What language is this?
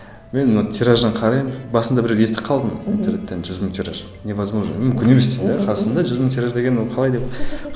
Kazakh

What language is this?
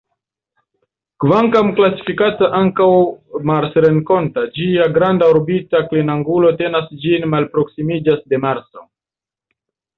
Esperanto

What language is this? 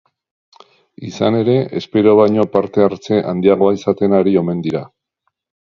Basque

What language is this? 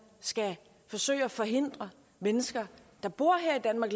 Danish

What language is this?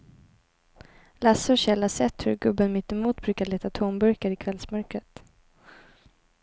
Swedish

